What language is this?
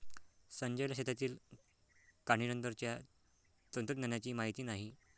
Marathi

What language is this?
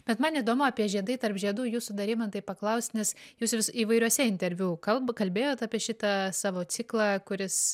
Lithuanian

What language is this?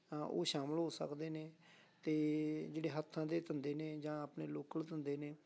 Punjabi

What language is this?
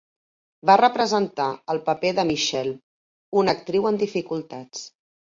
Catalan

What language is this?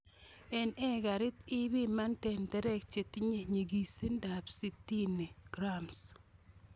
Kalenjin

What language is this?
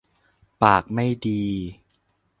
Thai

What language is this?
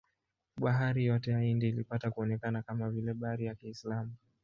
Swahili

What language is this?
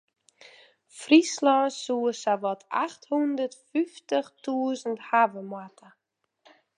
Western Frisian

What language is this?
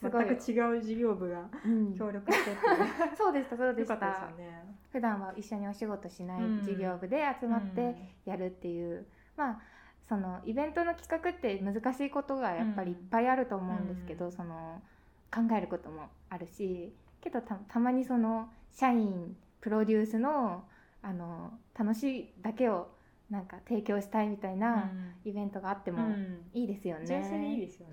Japanese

